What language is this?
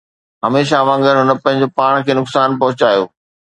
Sindhi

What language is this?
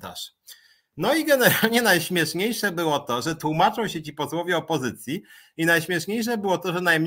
Polish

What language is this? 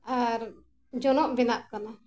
Santali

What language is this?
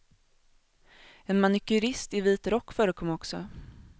Swedish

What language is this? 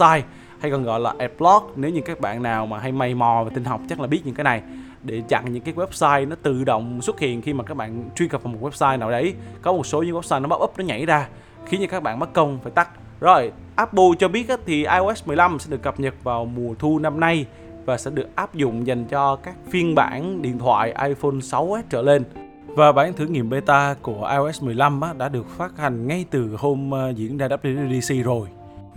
Vietnamese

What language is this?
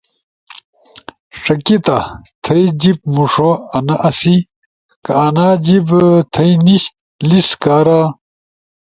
Ushojo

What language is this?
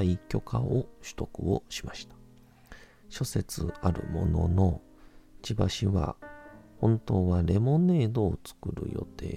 Japanese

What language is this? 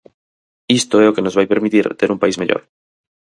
Galician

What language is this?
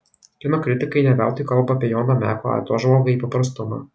Lithuanian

